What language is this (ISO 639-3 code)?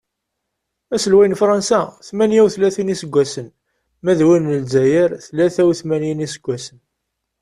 kab